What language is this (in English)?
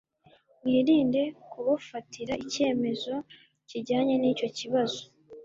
Kinyarwanda